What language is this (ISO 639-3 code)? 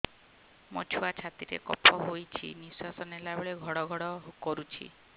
ori